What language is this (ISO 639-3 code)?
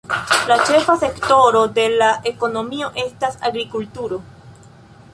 epo